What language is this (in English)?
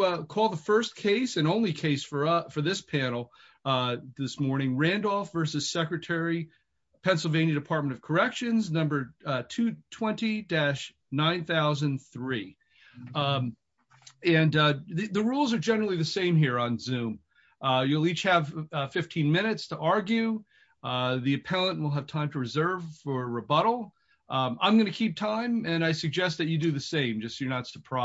English